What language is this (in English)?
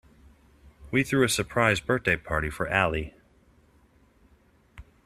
English